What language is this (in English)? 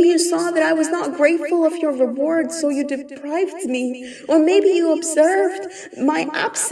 English